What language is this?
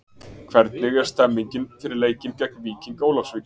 Icelandic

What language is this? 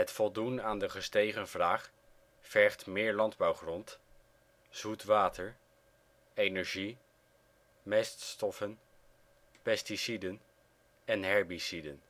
Dutch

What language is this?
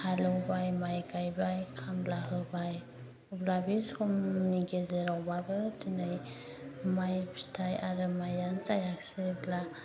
Bodo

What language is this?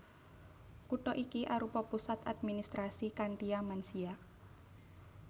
Javanese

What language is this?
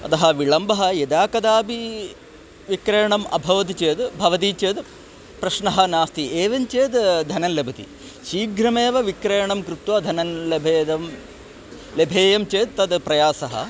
Sanskrit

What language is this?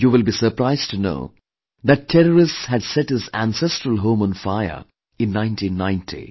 English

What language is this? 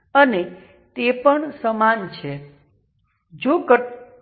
Gujarati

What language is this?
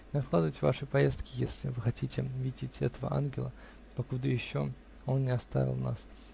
Russian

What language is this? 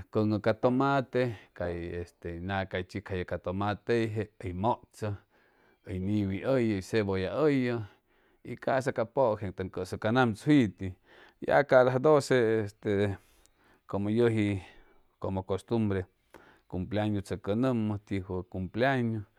Chimalapa Zoque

